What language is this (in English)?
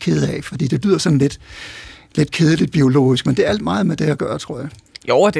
Danish